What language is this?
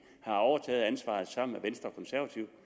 Danish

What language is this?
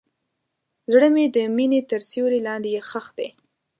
Pashto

